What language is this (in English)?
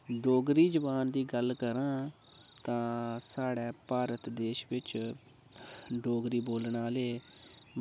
Dogri